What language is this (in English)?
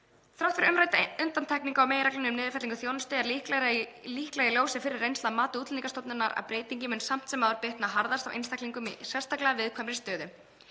Icelandic